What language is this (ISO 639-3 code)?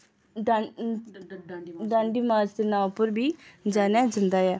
doi